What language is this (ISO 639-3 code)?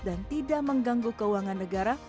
ind